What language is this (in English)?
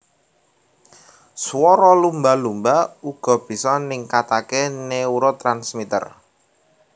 Javanese